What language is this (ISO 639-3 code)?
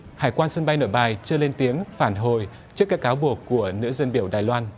vie